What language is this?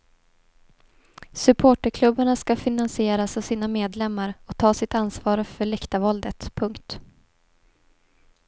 Swedish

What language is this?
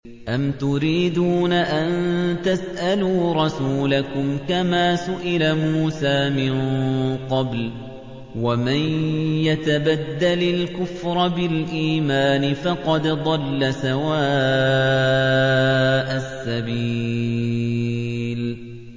Arabic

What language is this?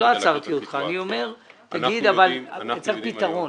Hebrew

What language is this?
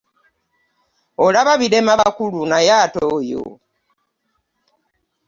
Ganda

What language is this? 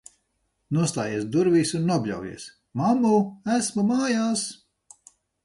Latvian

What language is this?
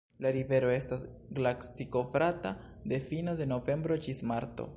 Esperanto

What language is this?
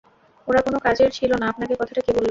Bangla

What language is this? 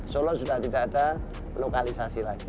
Indonesian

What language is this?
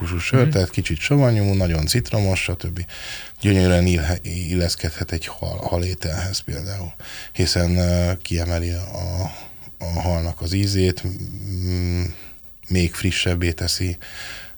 Hungarian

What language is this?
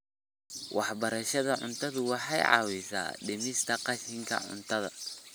Somali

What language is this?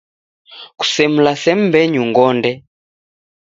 Taita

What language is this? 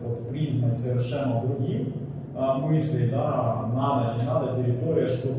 Russian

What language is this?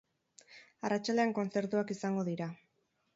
Basque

